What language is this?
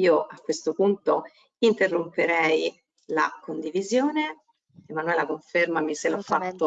Italian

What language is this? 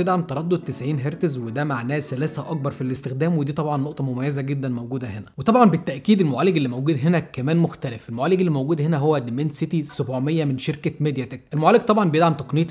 Arabic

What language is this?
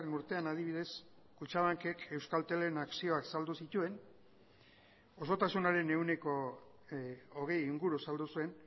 Basque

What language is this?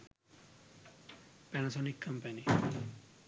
Sinhala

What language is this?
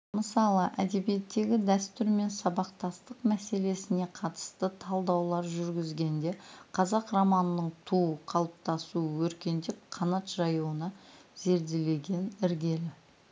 Kazakh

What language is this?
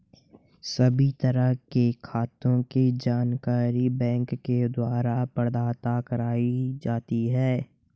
Hindi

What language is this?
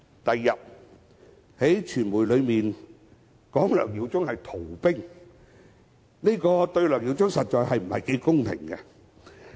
Cantonese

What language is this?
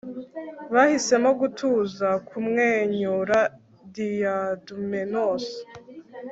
Kinyarwanda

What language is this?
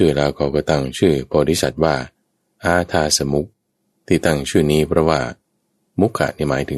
Thai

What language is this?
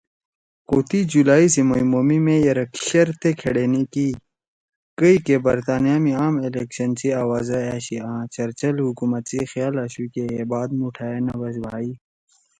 Torwali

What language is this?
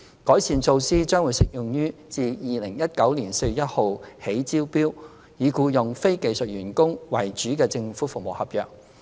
Cantonese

